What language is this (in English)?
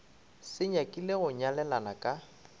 Northern Sotho